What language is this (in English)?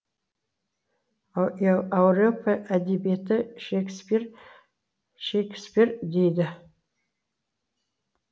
Kazakh